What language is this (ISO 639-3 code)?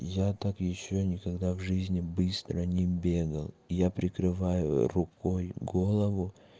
rus